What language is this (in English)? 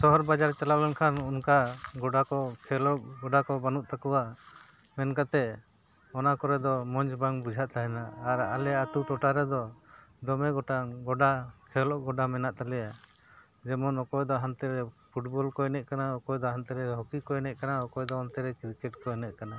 Santali